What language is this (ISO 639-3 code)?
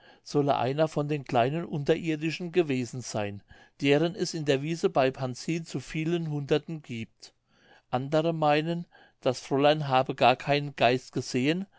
deu